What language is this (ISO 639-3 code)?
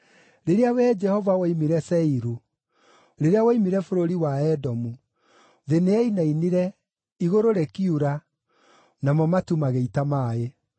kik